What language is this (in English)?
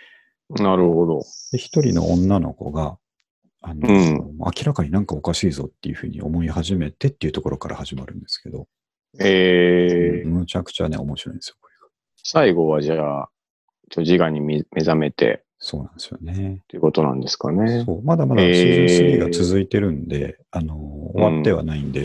Japanese